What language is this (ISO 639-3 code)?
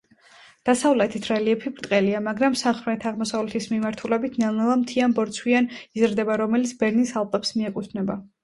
kat